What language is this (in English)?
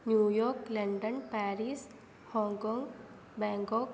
Sanskrit